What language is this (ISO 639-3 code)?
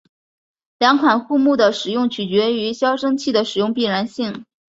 zho